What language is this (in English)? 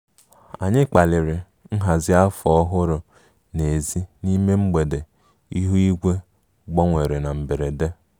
Igbo